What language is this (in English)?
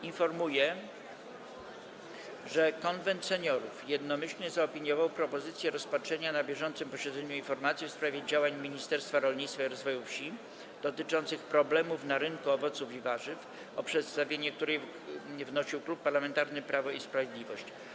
Polish